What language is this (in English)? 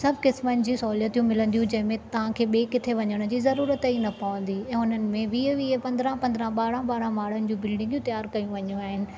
Sindhi